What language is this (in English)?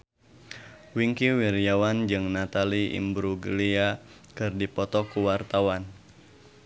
Sundanese